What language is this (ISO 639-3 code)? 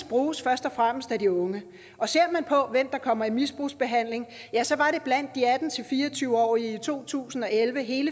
dan